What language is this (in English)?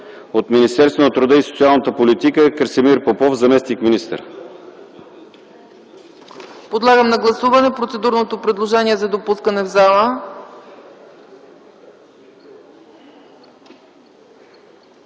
Bulgarian